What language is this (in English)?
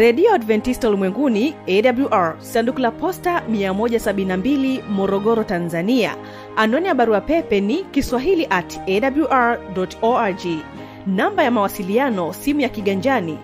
Swahili